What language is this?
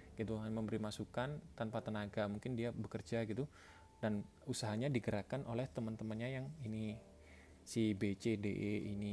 Indonesian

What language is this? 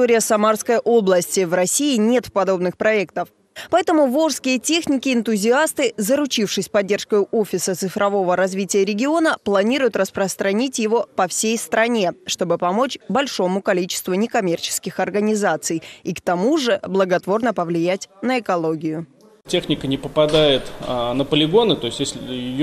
Russian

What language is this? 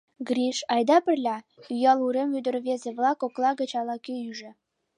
Mari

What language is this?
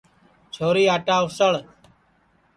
Sansi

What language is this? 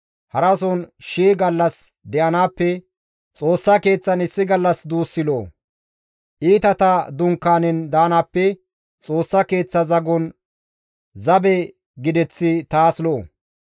Gamo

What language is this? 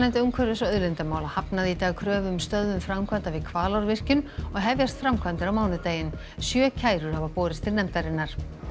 Icelandic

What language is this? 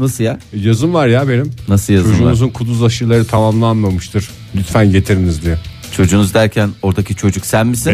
Turkish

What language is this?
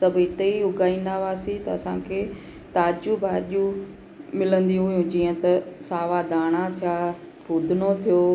Sindhi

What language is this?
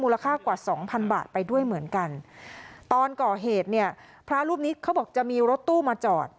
Thai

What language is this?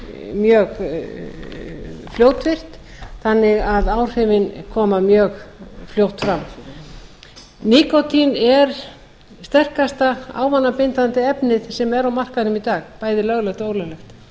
Icelandic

